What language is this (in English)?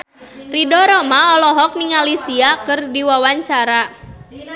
Sundanese